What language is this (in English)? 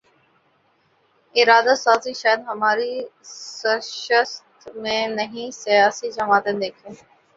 Urdu